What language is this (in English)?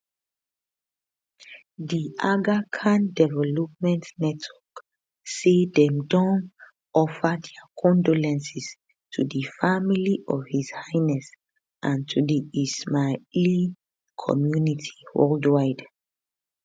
Nigerian Pidgin